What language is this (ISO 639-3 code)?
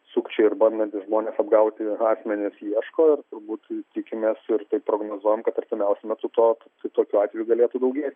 lit